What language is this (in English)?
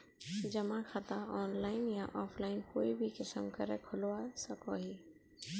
Magahi